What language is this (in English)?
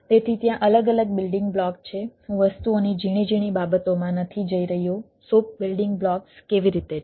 Gujarati